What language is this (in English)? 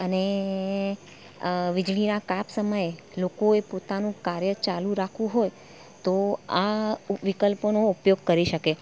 Gujarati